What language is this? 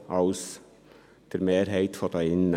Swiss German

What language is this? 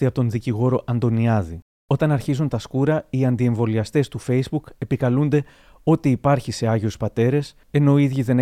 Greek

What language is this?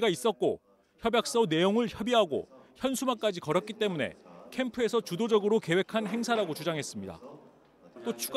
Korean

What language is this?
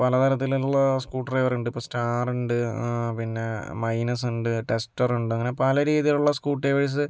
Malayalam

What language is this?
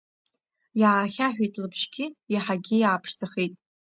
Abkhazian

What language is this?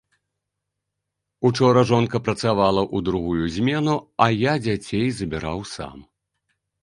Belarusian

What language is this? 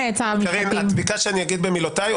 Hebrew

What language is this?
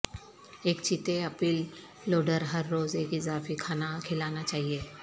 Urdu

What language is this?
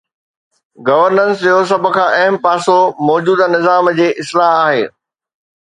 Sindhi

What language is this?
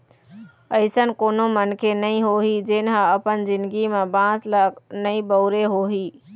Chhattisgarhi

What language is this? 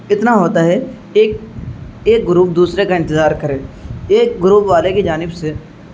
Urdu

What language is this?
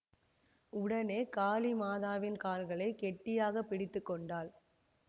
Tamil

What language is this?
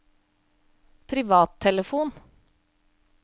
Norwegian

